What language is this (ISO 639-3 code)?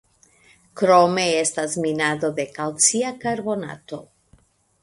epo